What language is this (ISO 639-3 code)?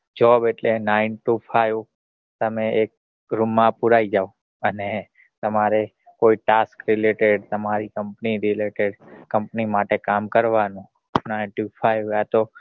guj